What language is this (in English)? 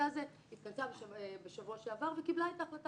Hebrew